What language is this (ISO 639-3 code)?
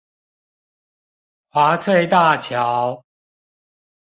zho